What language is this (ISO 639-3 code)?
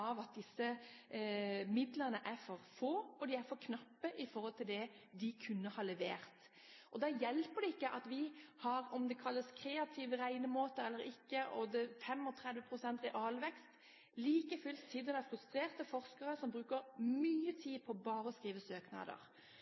nob